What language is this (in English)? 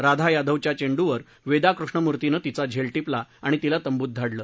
Marathi